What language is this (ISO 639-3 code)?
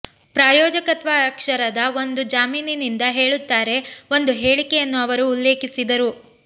kan